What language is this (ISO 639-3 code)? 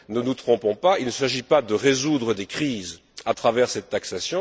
fra